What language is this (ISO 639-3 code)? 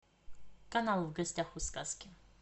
rus